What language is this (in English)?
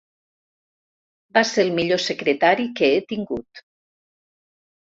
Catalan